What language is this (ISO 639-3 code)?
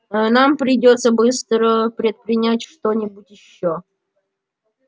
rus